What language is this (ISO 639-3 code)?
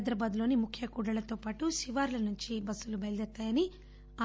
tel